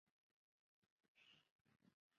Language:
Chinese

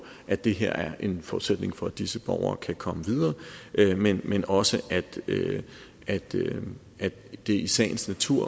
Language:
Danish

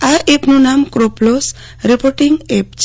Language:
Gujarati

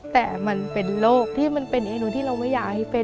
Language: Thai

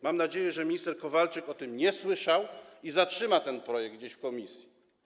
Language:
Polish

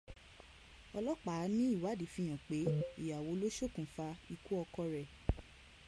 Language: Yoruba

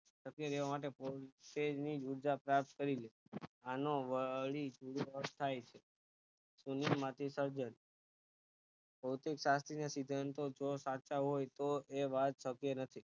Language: Gujarati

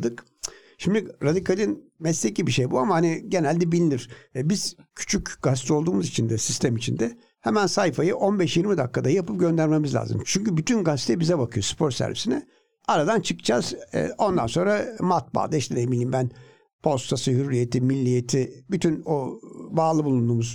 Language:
Turkish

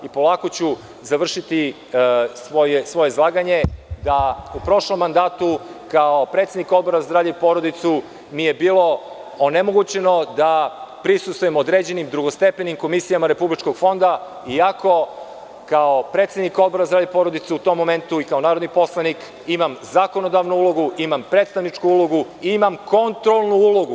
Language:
Serbian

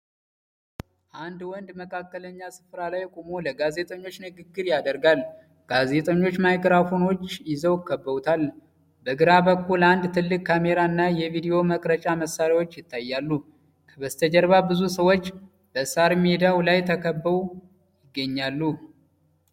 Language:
Amharic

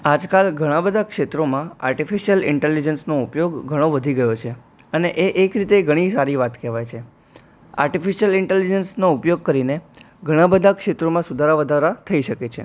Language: Gujarati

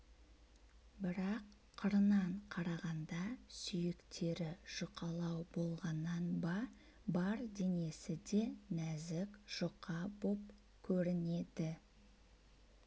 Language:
Kazakh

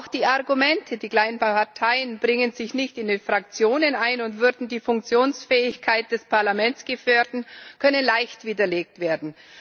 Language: German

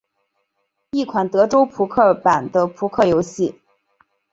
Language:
Chinese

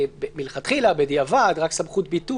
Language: Hebrew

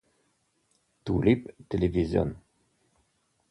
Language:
Italian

